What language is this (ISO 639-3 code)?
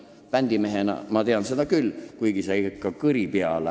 est